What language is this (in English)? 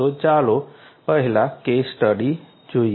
Gujarati